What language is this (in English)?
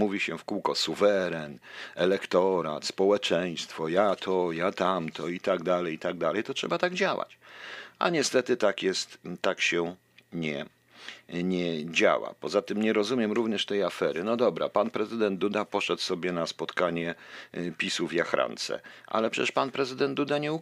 Polish